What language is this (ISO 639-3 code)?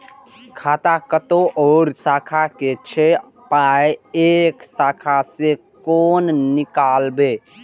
mai